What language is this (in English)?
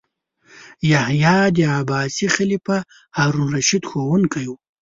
Pashto